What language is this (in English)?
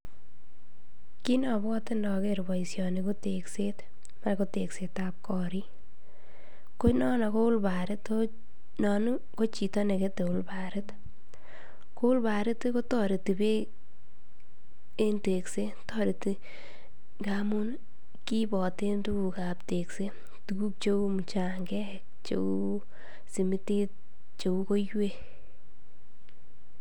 Kalenjin